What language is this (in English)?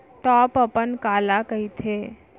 Chhattisgarhi